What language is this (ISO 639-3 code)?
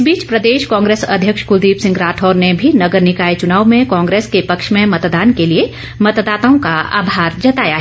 hin